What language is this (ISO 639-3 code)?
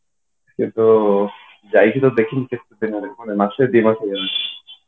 ori